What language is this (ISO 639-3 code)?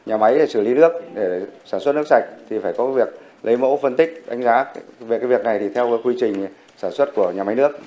vie